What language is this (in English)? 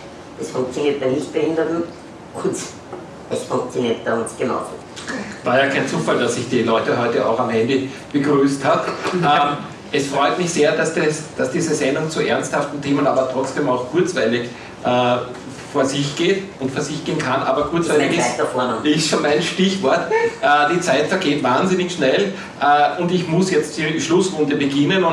German